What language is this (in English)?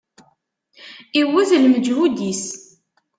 Kabyle